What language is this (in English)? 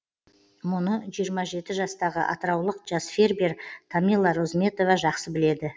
Kazakh